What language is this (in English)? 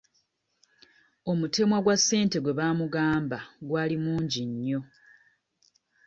Ganda